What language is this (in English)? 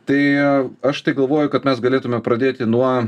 Lithuanian